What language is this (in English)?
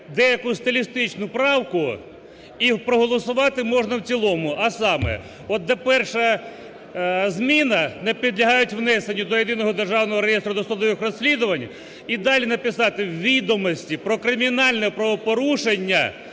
Ukrainian